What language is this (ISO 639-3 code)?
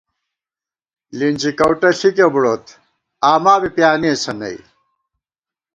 gwt